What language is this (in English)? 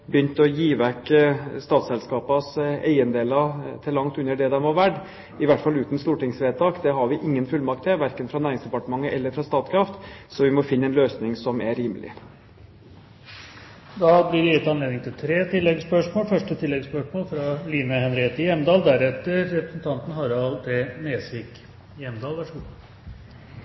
Norwegian Bokmål